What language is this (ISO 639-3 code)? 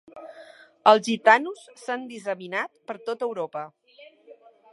cat